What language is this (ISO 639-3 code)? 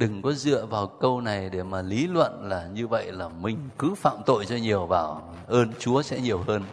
vie